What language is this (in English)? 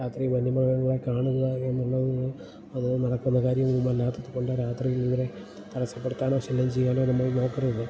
Malayalam